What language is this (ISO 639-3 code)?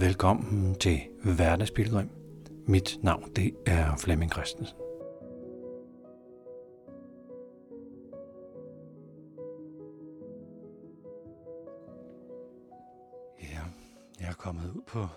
dan